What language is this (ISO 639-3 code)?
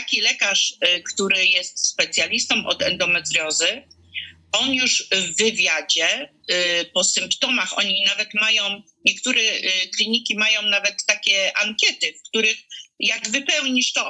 pol